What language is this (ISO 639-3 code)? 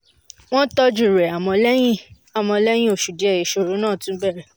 yor